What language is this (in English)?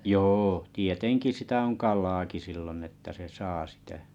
Finnish